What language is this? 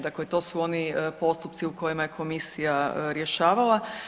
Croatian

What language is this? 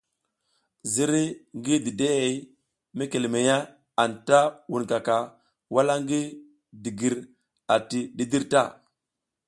South Giziga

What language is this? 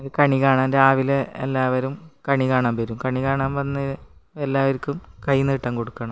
Malayalam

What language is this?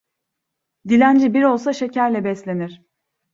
Turkish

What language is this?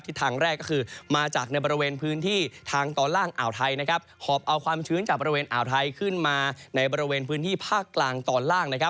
Thai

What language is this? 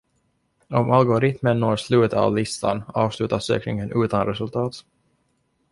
Swedish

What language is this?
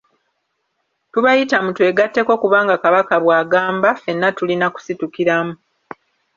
Ganda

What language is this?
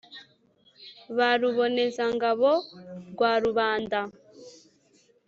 Kinyarwanda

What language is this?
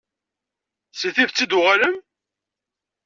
Kabyle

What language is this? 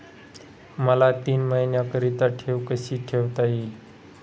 Marathi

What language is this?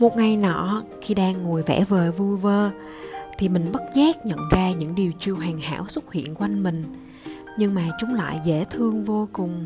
Vietnamese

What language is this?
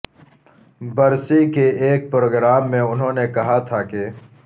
Urdu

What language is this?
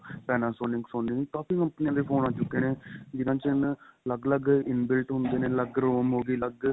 Punjabi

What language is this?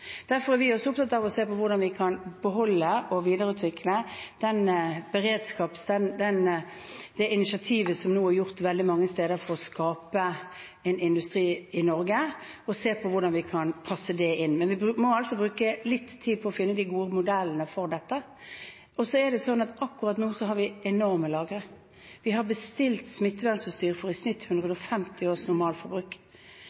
Norwegian Bokmål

